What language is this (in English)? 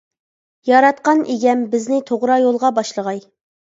Uyghur